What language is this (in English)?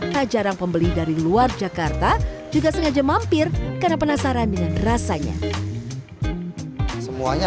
Indonesian